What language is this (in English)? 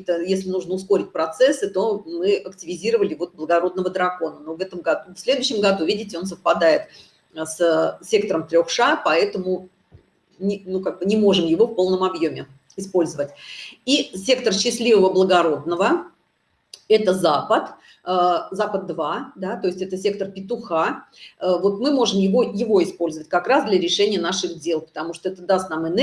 Russian